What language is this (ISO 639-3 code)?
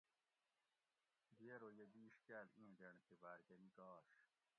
gwc